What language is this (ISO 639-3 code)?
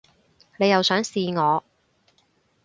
yue